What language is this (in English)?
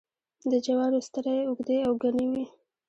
Pashto